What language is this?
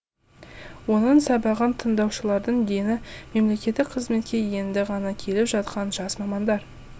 Kazakh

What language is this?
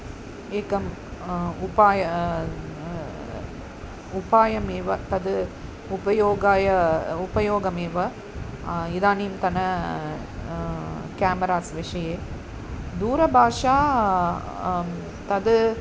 Sanskrit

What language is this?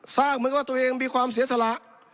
Thai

